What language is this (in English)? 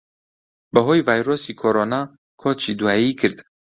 Central Kurdish